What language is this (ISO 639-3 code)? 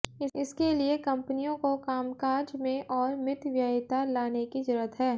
hin